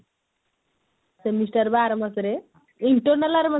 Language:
Odia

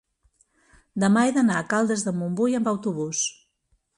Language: Catalan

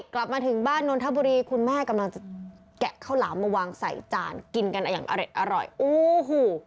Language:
Thai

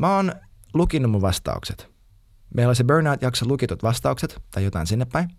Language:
Finnish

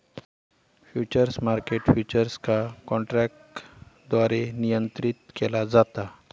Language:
Marathi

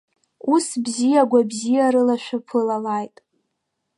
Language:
Abkhazian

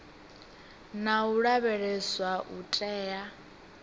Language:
Venda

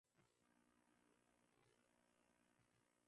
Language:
Swahili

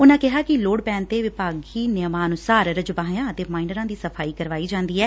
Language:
Punjabi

